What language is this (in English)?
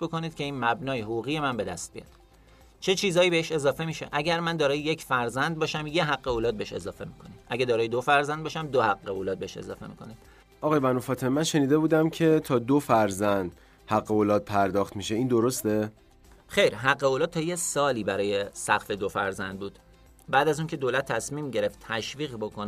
Persian